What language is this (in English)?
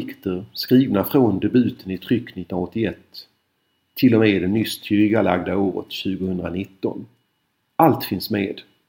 Swedish